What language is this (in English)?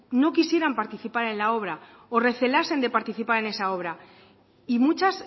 Spanish